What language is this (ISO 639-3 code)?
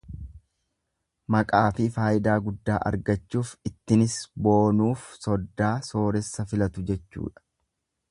orm